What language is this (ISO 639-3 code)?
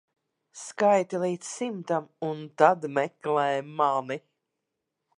lav